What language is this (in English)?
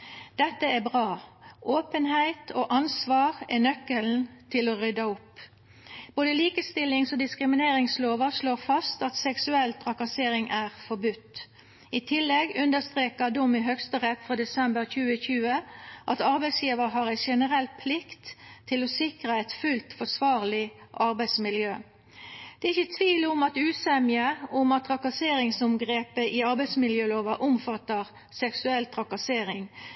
Norwegian Nynorsk